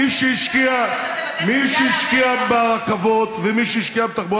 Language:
Hebrew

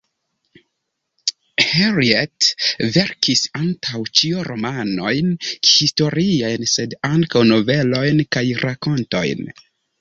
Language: Esperanto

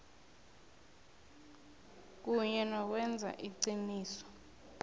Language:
South Ndebele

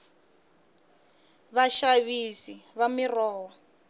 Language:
Tsonga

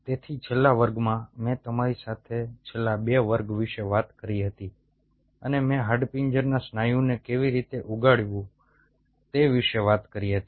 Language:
Gujarati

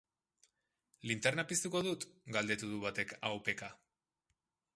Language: Basque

